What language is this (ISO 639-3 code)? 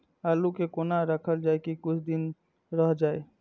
mai